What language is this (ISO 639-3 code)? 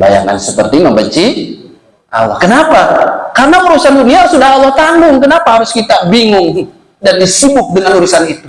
ind